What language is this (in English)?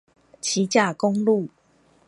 Chinese